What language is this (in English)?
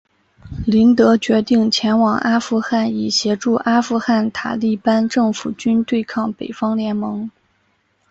Chinese